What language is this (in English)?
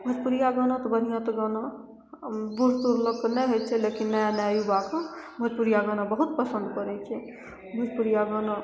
Maithili